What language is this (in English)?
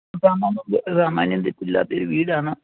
Malayalam